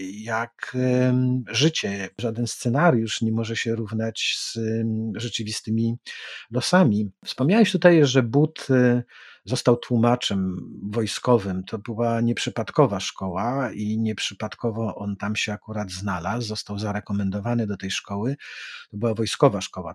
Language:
Polish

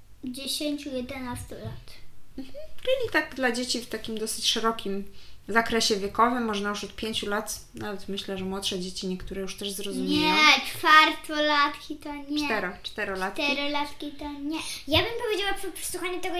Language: Polish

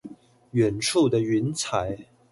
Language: Chinese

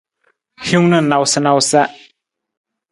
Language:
Nawdm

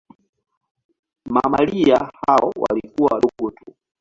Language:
Swahili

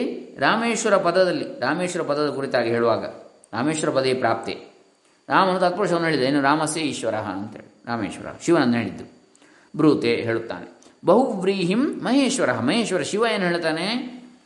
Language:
Kannada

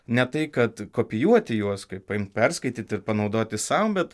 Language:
Lithuanian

